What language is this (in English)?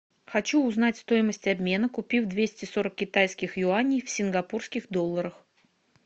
Russian